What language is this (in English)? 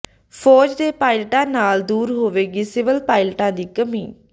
Punjabi